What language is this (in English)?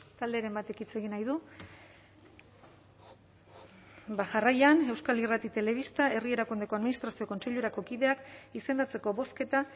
Basque